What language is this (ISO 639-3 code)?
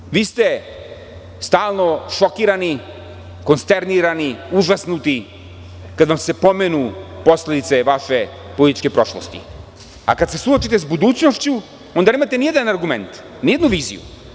srp